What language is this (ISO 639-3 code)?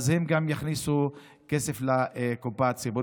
heb